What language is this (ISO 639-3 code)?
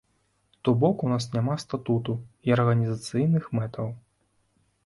bel